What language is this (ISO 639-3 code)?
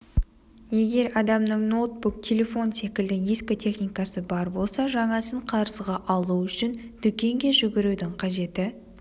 kaz